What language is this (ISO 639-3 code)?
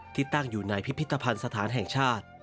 tha